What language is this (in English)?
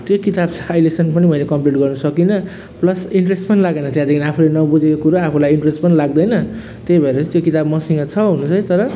Nepali